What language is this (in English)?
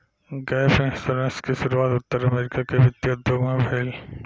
Bhojpuri